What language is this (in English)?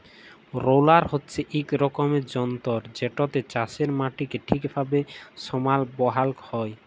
Bangla